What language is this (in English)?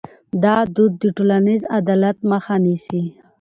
Pashto